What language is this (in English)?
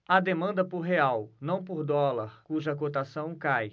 Portuguese